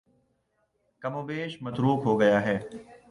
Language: Urdu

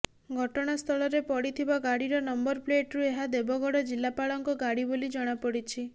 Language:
Odia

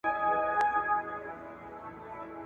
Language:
Pashto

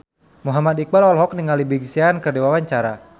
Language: Sundanese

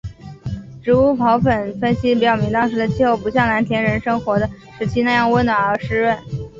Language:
Chinese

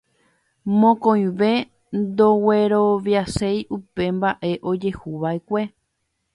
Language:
Guarani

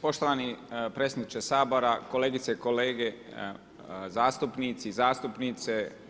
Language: Croatian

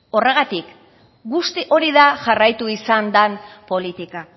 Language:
Basque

